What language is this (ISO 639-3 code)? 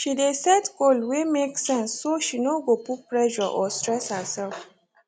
pcm